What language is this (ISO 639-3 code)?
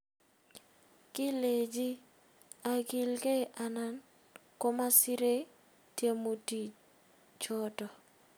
kln